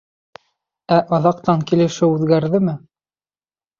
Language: Bashkir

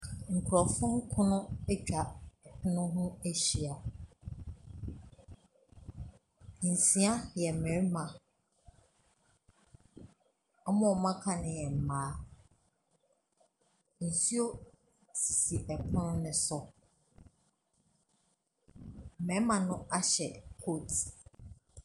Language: Akan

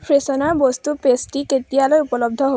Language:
Assamese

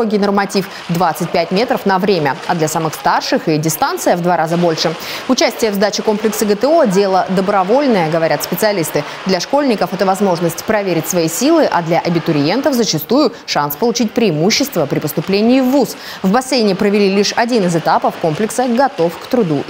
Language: Russian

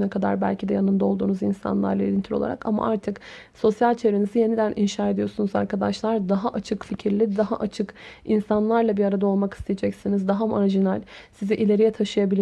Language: Turkish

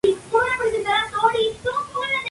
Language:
Spanish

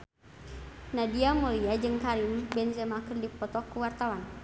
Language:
Sundanese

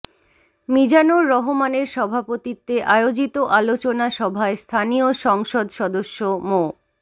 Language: Bangla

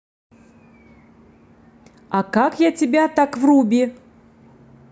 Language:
Russian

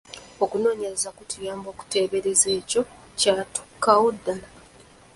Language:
Ganda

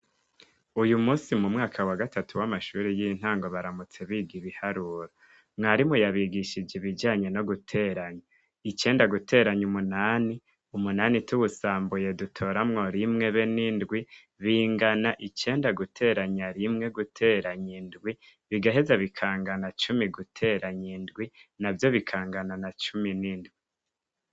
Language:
Rundi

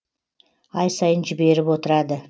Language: Kazakh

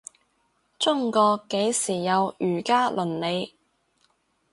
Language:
Cantonese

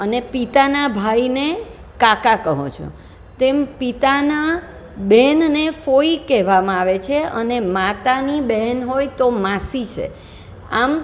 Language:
Gujarati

